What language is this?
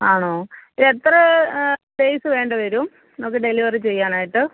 Malayalam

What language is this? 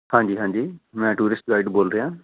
Punjabi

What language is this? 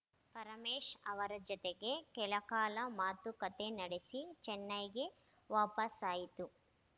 Kannada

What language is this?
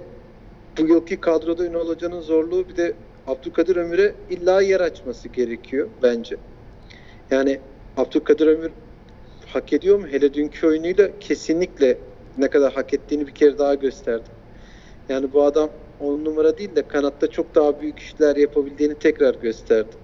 Turkish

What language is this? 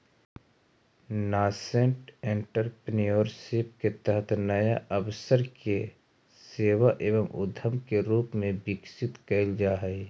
Magahi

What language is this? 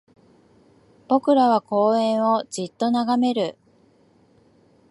Japanese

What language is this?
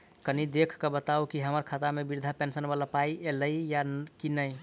Maithili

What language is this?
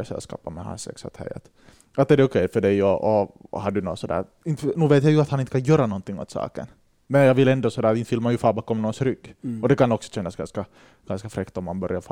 Swedish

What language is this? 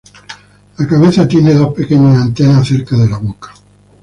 Spanish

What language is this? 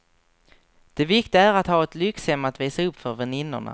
Swedish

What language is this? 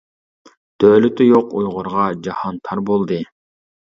Uyghur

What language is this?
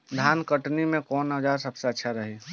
Bhojpuri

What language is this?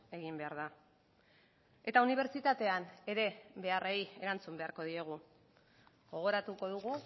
Basque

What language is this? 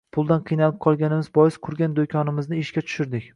Uzbek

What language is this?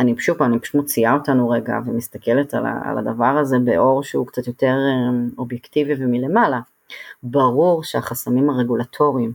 Hebrew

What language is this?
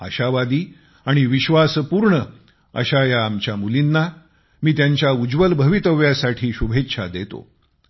Marathi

